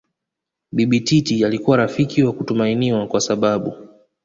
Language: Swahili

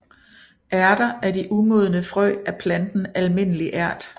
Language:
Danish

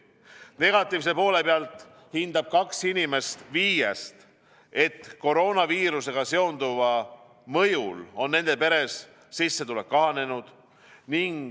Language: Estonian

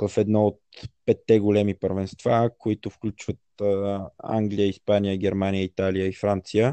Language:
Bulgarian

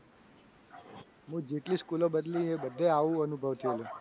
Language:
Gujarati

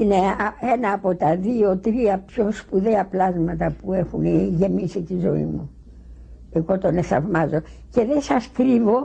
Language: Greek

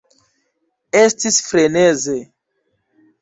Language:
Esperanto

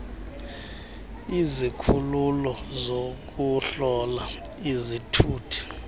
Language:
Xhosa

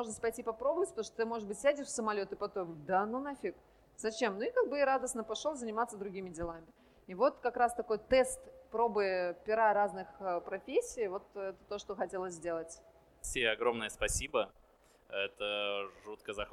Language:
Russian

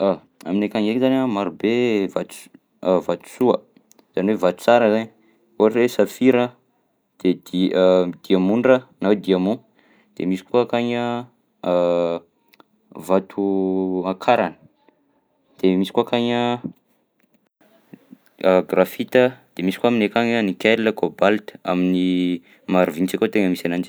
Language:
Southern Betsimisaraka Malagasy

